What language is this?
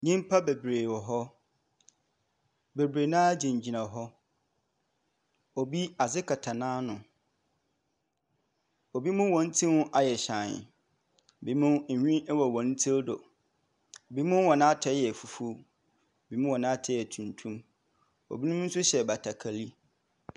Akan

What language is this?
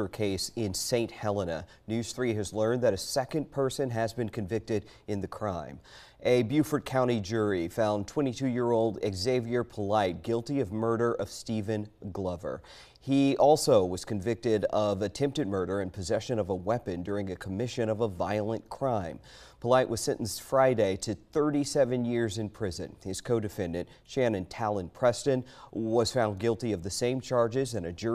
English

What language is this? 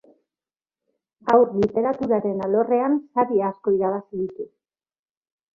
Basque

